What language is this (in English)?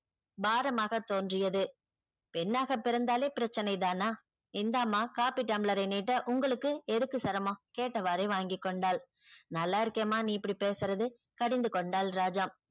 Tamil